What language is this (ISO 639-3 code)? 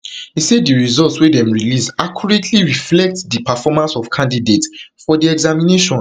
pcm